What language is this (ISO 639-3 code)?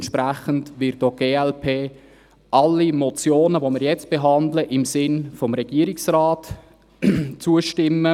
gsw